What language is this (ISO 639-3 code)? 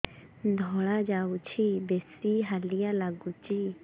ori